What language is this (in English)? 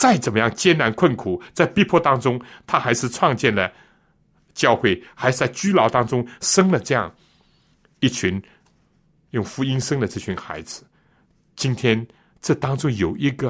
Chinese